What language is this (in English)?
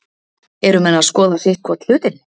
Icelandic